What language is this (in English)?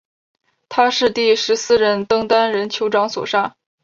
Chinese